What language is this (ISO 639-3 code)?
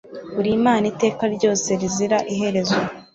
kin